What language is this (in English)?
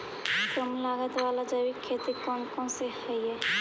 Magahi